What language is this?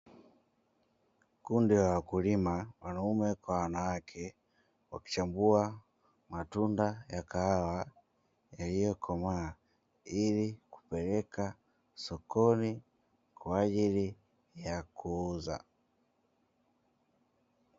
Swahili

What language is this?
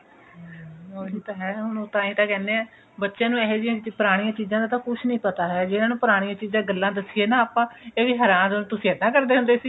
Punjabi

